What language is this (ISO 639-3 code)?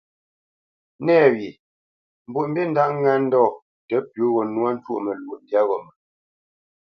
bce